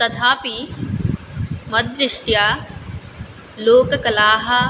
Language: Sanskrit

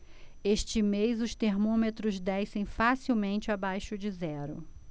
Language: Portuguese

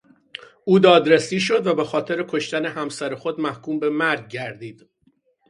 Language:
Persian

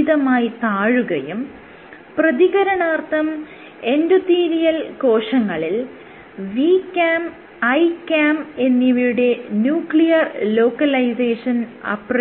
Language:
Malayalam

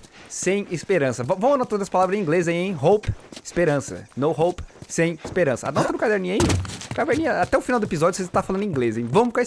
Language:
Portuguese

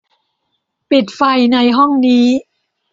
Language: Thai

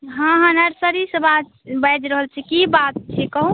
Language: Maithili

